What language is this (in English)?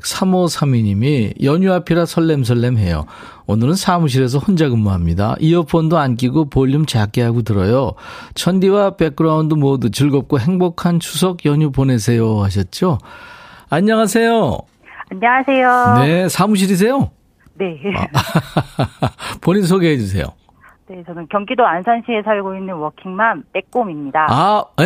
Korean